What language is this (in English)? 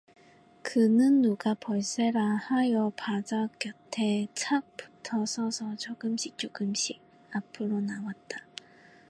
Korean